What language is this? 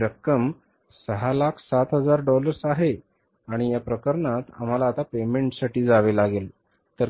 Marathi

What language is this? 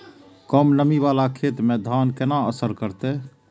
Maithili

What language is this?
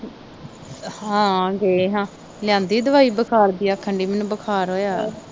Punjabi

